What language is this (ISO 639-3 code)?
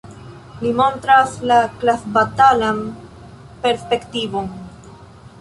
epo